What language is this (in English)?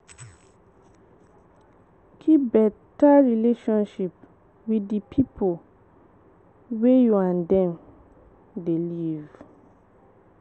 Nigerian Pidgin